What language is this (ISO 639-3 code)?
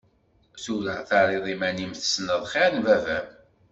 kab